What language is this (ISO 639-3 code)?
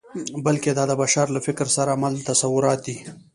pus